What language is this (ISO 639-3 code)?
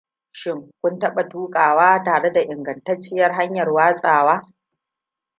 hau